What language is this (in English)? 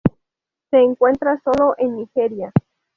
Spanish